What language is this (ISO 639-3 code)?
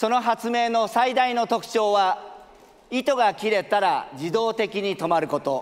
jpn